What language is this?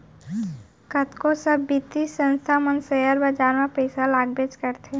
Chhattisgarhi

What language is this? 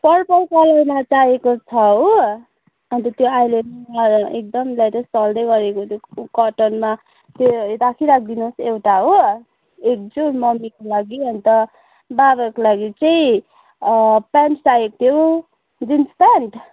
Nepali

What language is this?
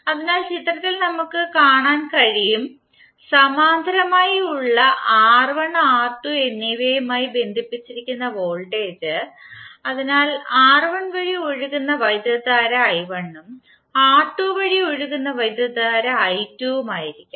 Malayalam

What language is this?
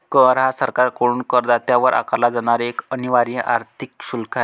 Marathi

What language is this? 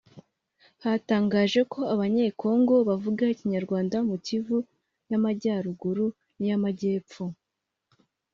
Kinyarwanda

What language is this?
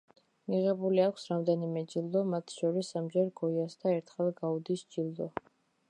Georgian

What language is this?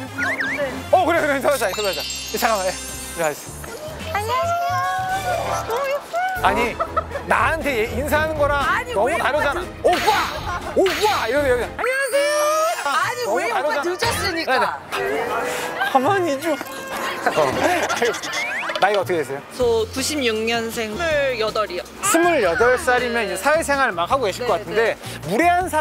Korean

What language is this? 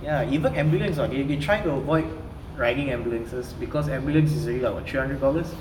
English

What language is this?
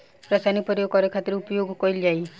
Bhojpuri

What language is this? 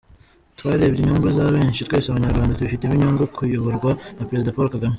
Kinyarwanda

